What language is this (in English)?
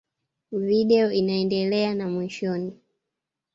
Swahili